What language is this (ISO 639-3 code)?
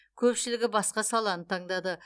kaz